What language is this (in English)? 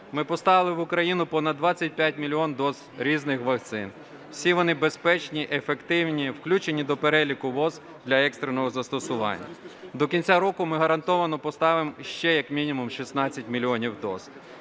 Ukrainian